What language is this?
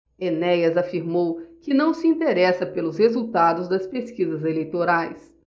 Portuguese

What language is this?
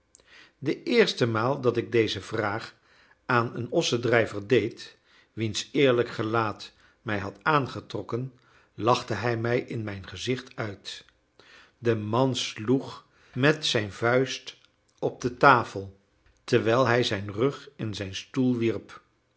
Dutch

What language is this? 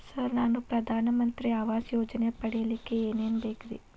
Kannada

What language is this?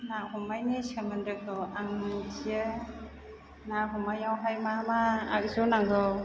Bodo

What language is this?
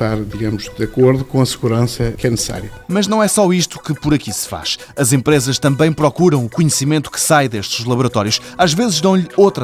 Portuguese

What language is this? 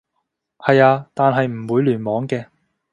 Cantonese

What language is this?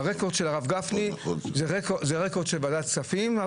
Hebrew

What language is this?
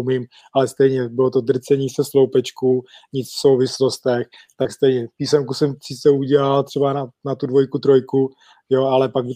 Czech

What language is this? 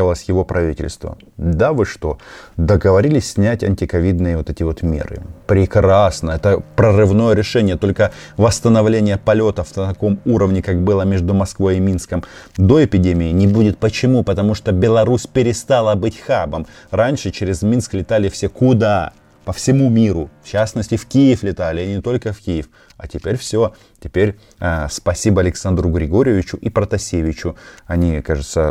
Russian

